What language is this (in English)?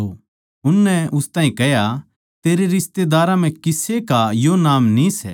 Haryanvi